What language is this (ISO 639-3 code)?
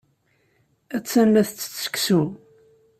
kab